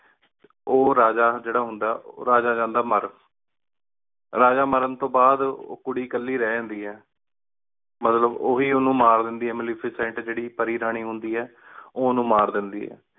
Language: Punjabi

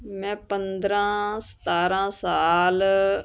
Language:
Punjabi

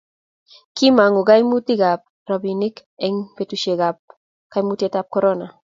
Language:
Kalenjin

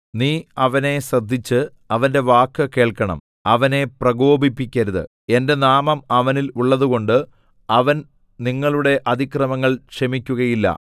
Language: Malayalam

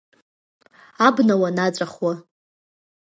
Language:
Abkhazian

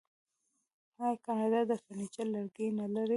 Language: Pashto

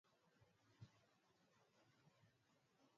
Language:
Swahili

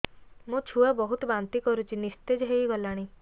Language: Odia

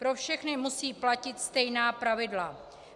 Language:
Czech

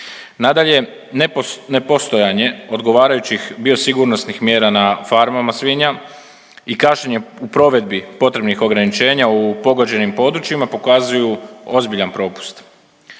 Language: Croatian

